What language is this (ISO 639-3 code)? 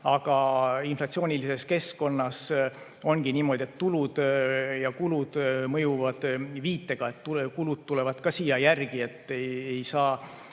est